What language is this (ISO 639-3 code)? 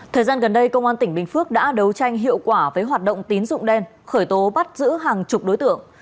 vie